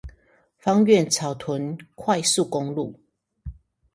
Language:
Chinese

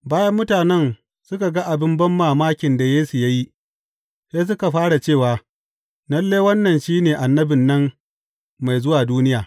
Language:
Hausa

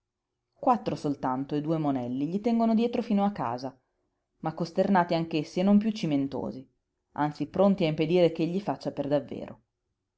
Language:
Italian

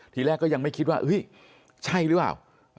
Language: Thai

